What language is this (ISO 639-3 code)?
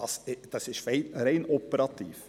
gsw